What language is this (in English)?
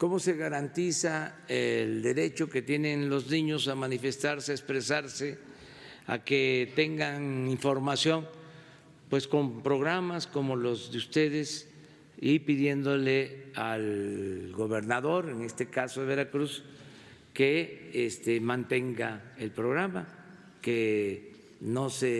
Spanish